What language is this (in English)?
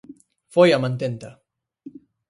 Galician